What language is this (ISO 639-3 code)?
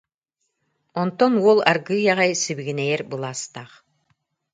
sah